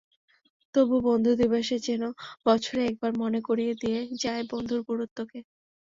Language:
Bangla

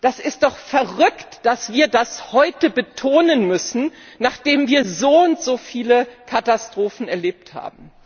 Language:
German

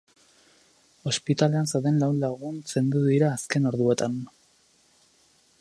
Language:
Basque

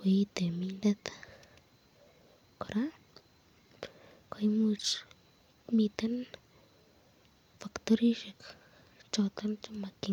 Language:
Kalenjin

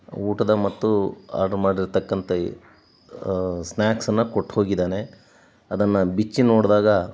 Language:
Kannada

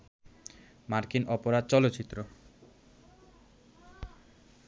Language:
Bangla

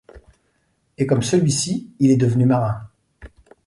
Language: French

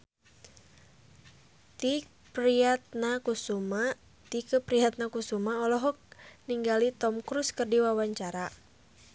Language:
Sundanese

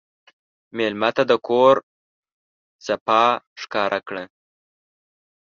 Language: Pashto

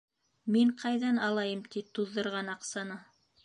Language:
Bashkir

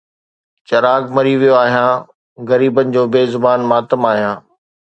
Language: Sindhi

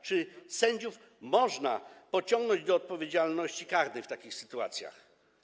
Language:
Polish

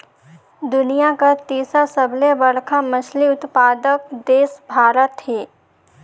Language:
Chhattisgarhi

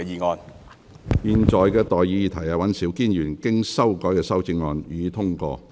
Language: Cantonese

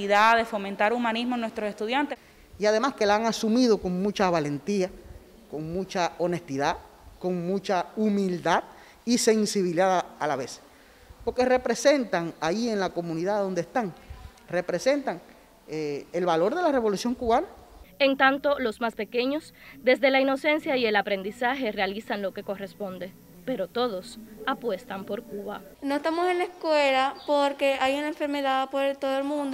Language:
Spanish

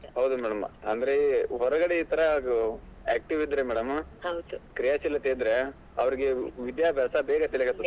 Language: Kannada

